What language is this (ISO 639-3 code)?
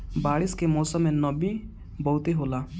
bho